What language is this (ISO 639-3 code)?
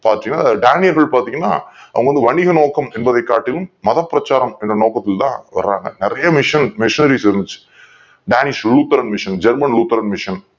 tam